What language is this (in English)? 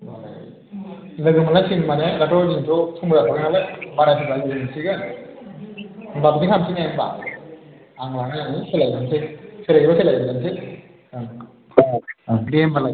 Bodo